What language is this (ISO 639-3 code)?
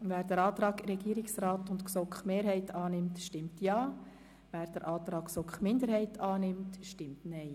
gsw